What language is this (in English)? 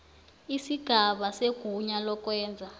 South Ndebele